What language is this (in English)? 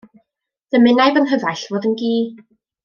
Welsh